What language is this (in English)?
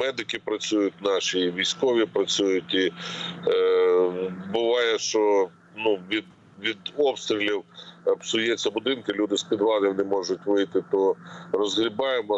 Ukrainian